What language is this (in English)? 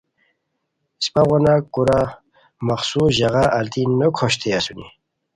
Khowar